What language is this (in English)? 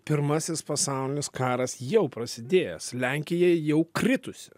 Lithuanian